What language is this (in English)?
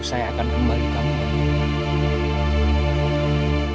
Indonesian